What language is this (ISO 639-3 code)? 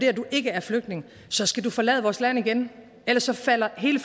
dan